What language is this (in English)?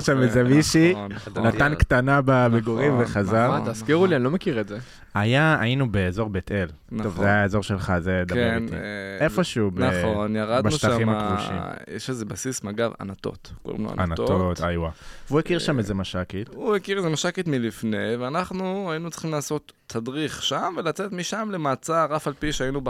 Hebrew